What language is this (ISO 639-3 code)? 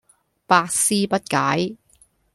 yue